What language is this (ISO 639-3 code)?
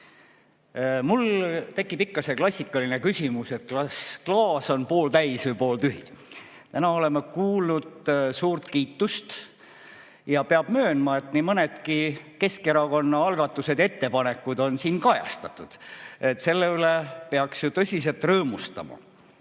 est